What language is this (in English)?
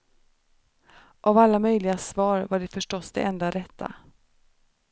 Swedish